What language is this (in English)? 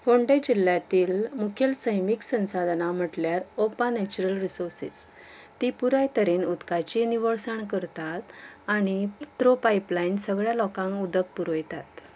Konkani